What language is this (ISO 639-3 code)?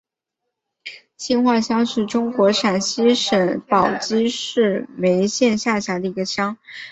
zho